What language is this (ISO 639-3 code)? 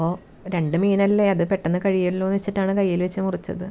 mal